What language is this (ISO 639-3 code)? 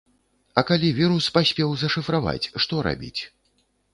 bel